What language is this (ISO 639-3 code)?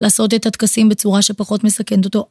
heb